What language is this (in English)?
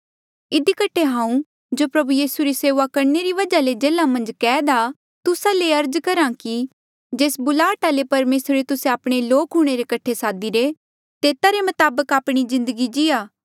Mandeali